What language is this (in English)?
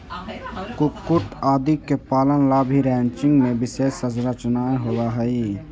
Magahi